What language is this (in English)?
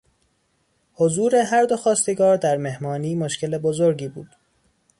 Persian